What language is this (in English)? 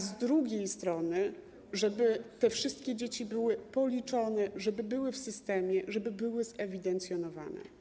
Polish